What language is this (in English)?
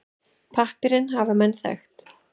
Icelandic